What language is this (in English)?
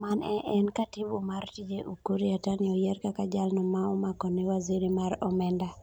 Luo (Kenya and Tanzania)